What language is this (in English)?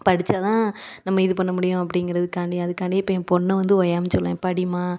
Tamil